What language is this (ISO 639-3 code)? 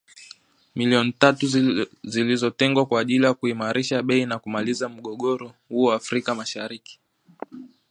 swa